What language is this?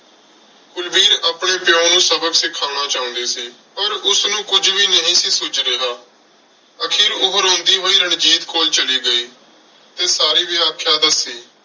Punjabi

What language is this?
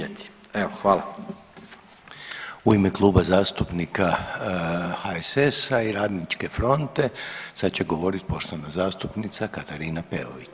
Croatian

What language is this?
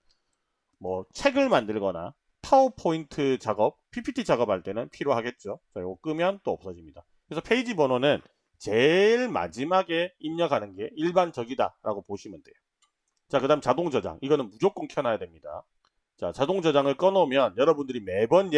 Korean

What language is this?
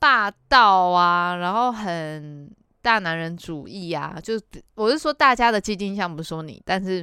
Chinese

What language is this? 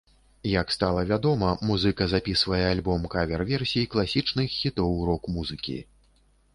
Belarusian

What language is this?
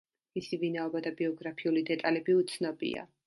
Georgian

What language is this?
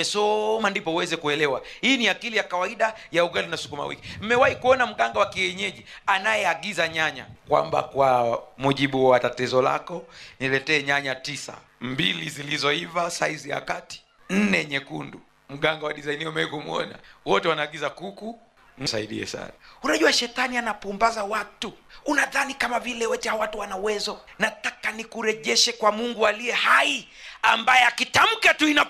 Swahili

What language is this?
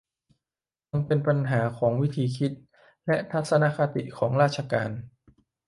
Thai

